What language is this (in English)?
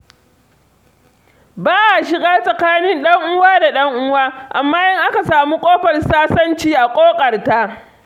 Hausa